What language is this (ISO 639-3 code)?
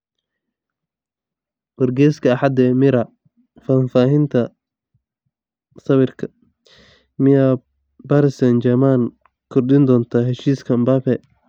som